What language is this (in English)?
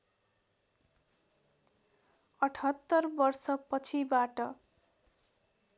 Nepali